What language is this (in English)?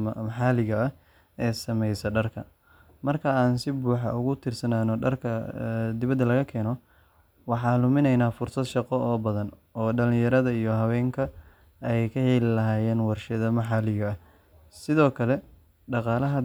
Somali